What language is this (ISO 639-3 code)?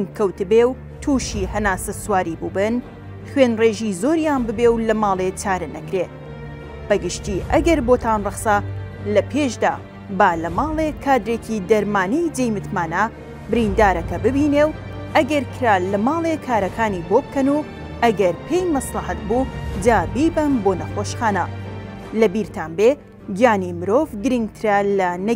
ara